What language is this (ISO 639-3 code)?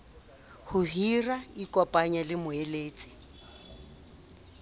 sot